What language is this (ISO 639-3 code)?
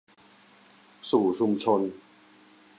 tha